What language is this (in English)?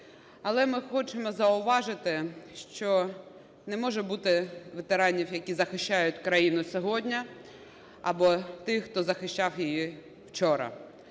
Ukrainian